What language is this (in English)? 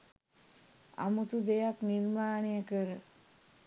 Sinhala